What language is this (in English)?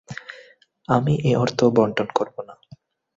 Bangla